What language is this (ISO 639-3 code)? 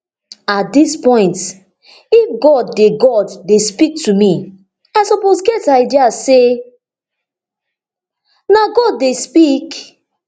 pcm